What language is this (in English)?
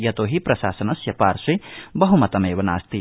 Sanskrit